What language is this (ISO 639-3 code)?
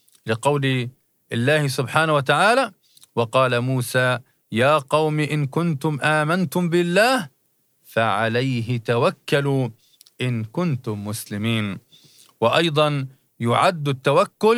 ara